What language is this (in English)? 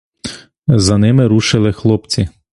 Ukrainian